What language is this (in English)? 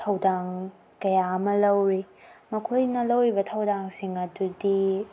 Manipuri